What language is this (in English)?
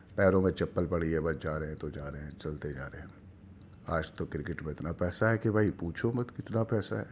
Urdu